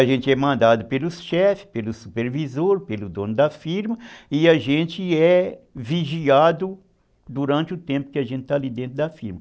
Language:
Portuguese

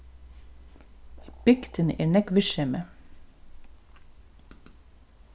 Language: Faroese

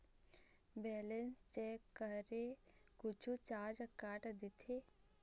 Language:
Chhattisgarhi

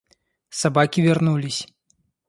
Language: Russian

